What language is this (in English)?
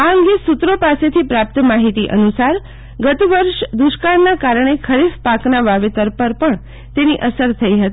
Gujarati